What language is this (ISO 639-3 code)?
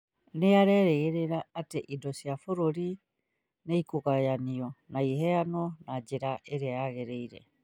kik